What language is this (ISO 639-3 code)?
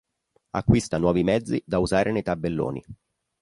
ita